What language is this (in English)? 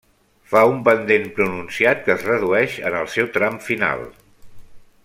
Catalan